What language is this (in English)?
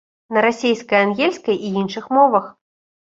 Belarusian